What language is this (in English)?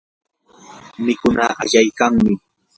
Yanahuanca Pasco Quechua